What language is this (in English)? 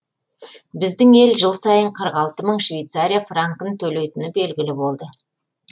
Kazakh